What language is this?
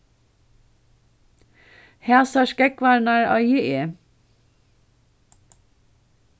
Faroese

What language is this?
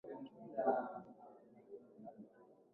Swahili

